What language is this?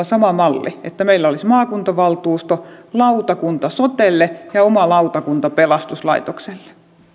Finnish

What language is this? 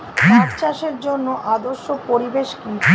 Bangla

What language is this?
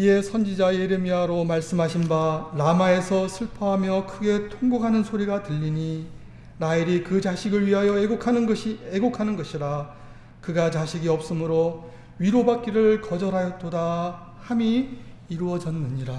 Korean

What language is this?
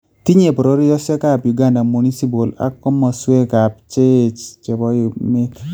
Kalenjin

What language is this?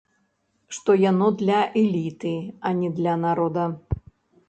Belarusian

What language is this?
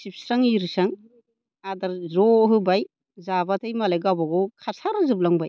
Bodo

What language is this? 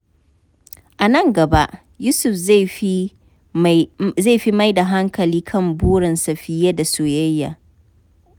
Hausa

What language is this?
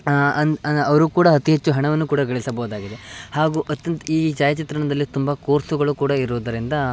Kannada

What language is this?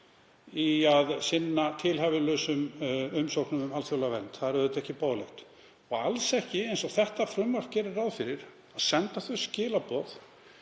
Icelandic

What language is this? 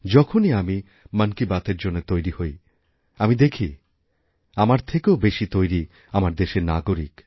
Bangla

